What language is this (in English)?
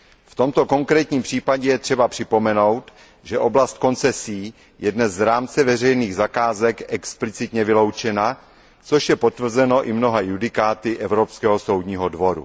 Czech